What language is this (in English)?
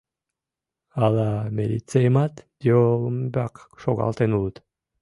Mari